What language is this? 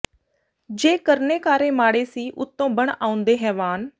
Punjabi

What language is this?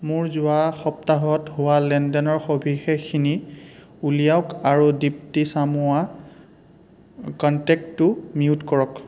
Assamese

